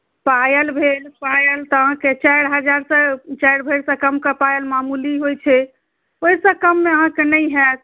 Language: Maithili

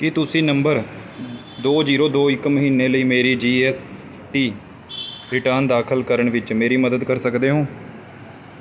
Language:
Punjabi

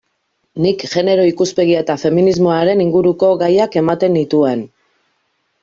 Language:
Basque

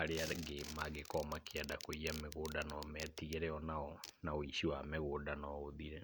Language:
Kikuyu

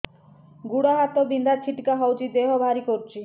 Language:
Odia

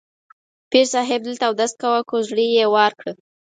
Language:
Pashto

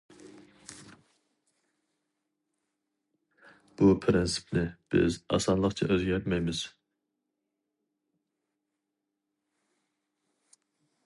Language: Uyghur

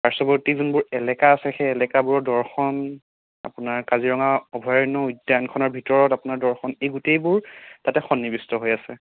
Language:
Assamese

